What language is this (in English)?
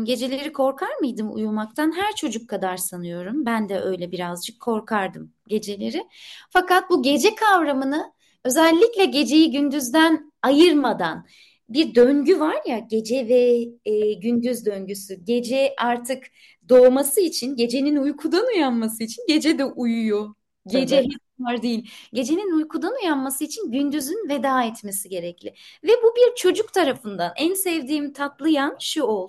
Turkish